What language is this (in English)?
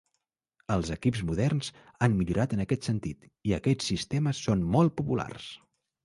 Catalan